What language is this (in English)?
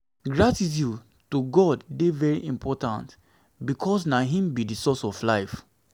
Nigerian Pidgin